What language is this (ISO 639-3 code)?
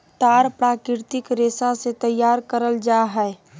mag